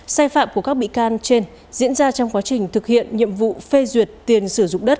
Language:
Vietnamese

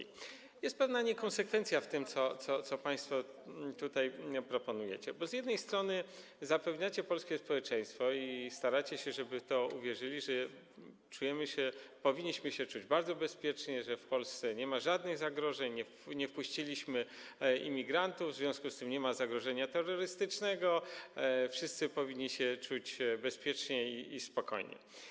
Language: Polish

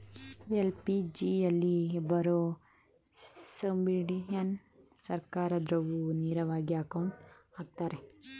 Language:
Kannada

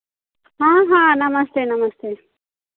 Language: Hindi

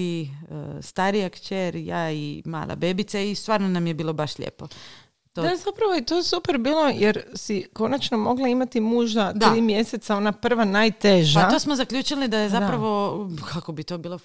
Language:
Croatian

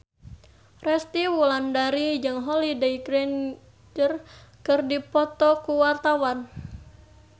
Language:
Sundanese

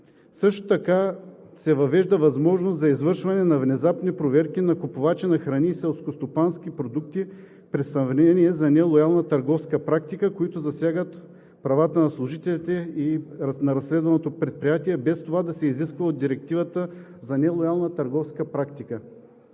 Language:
Bulgarian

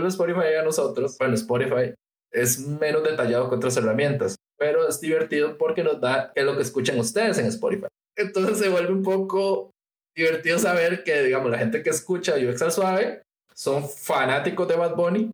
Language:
Spanish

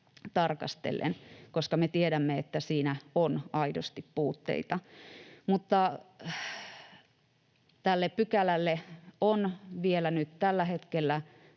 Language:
Finnish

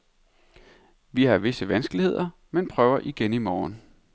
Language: Danish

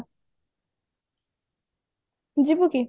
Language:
Odia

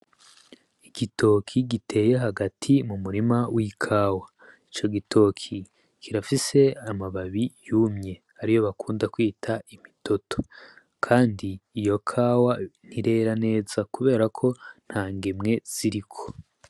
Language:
Rundi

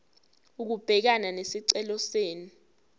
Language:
Zulu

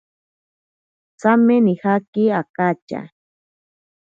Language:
Ashéninka Perené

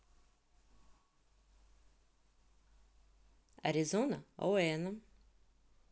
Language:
Russian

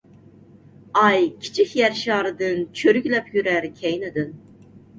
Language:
Uyghur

